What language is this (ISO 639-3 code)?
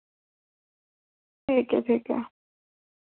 doi